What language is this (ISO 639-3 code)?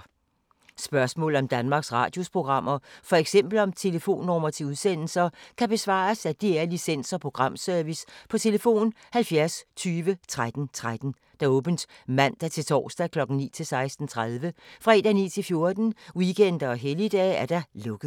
dan